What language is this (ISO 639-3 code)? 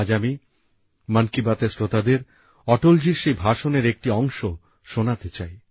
ben